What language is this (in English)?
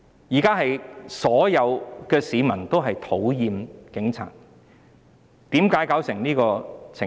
Cantonese